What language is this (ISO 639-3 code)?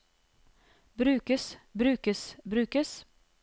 nor